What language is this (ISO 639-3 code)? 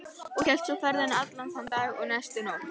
isl